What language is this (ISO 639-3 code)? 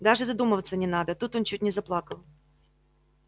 rus